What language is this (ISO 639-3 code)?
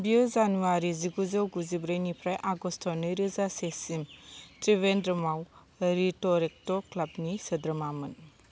brx